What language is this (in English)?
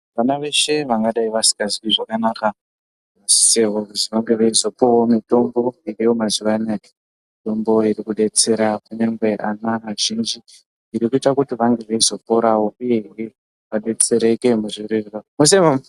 Ndau